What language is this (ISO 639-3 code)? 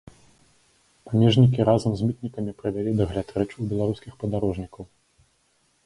bel